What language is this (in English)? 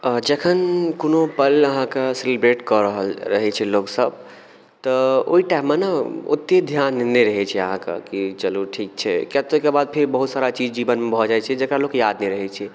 Maithili